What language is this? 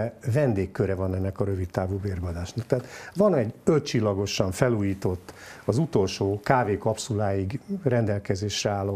Hungarian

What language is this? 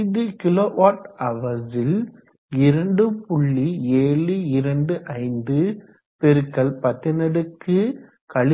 Tamil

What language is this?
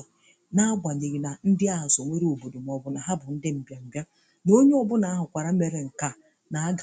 Igbo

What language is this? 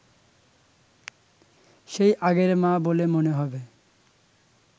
Bangla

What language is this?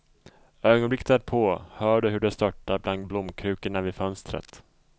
Swedish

